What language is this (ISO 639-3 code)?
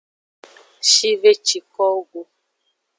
ajg